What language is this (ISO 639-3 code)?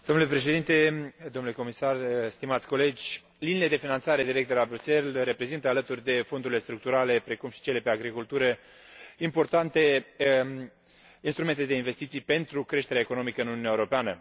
ron